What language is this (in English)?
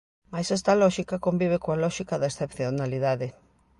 Galician